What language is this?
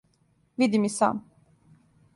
Serbian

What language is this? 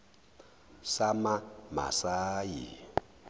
Zulu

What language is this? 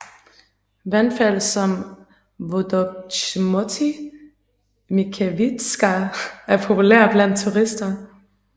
Danish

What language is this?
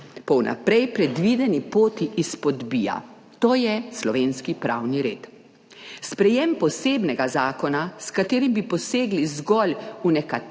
Slovenian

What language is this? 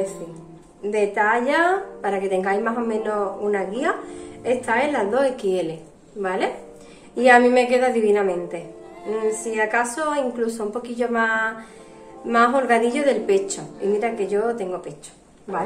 Spanish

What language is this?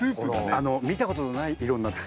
Japanese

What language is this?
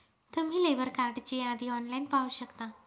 Marathi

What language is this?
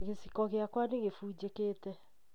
Kikuyu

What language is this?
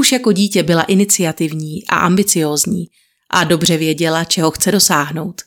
Czech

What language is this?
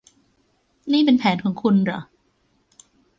Thai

